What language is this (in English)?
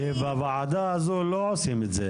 Hebrew